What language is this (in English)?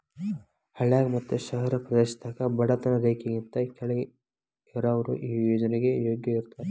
Kannada